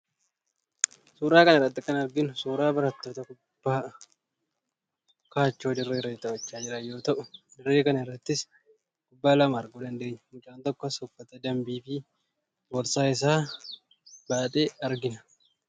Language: Oromo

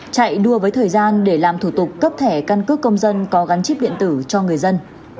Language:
Vietnamese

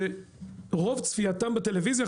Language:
Hebrew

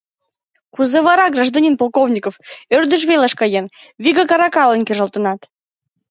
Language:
Mari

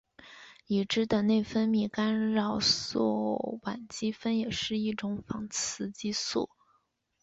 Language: Chinese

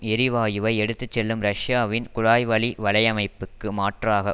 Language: Tamil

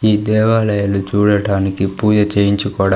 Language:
Telugu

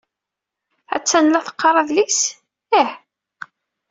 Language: Kabyle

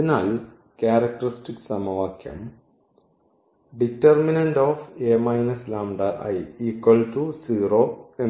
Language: Malayalam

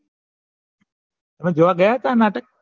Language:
Gujarati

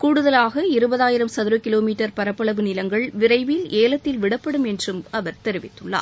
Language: Tamil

